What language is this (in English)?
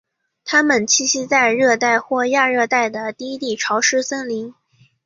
Chinese